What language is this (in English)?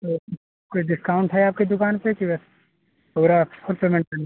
Hindi